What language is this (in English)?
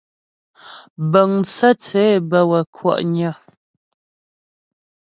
Ghomala